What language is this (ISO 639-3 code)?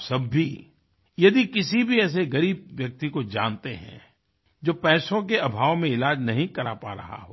hin